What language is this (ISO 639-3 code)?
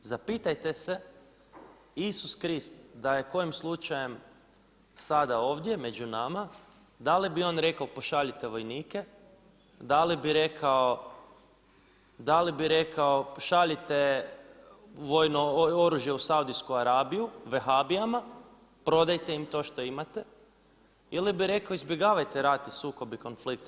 hrv